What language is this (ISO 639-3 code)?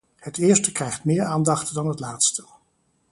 nld